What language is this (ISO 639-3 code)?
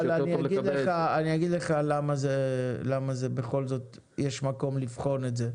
heb